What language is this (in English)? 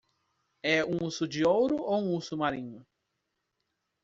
Portuguese